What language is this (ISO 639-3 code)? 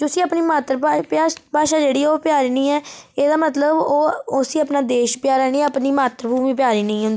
doi